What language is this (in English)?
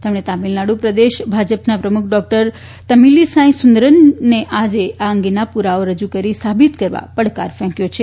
Gujarati